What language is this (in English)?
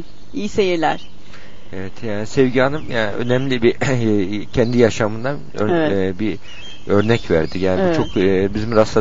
Turkish